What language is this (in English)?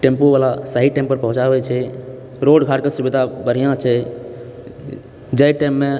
Maithili